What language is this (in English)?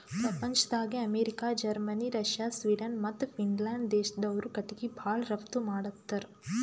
Kannada